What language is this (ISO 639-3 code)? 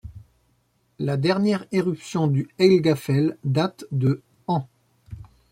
fra